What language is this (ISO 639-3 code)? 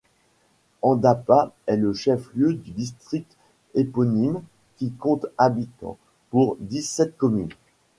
fra